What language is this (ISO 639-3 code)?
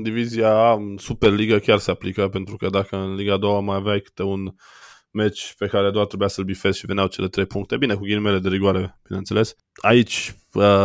ron